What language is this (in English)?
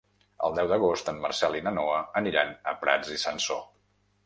Catalan